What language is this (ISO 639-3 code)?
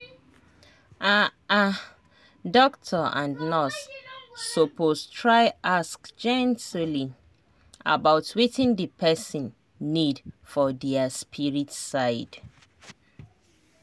pcm